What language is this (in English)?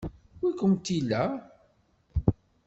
Kabyle